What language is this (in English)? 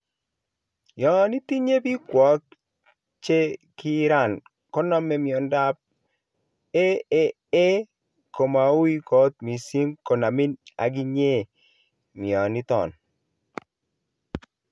Kalenjin